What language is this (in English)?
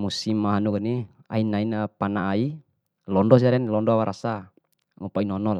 Bima